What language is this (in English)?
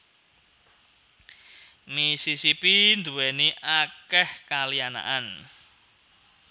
Javanese